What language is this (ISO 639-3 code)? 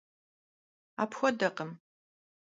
kbd